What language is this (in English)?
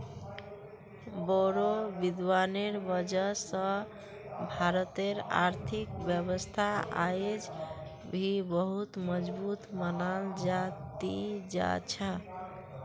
Magahi